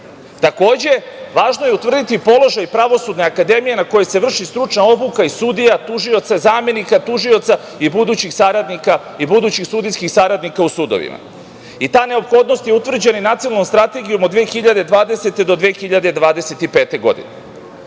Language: Serbian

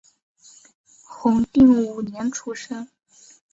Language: Chinese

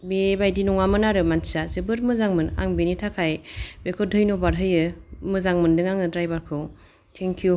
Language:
Bodo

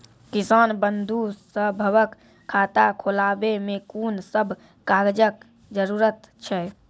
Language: Maithili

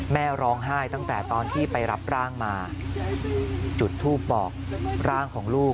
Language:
Thai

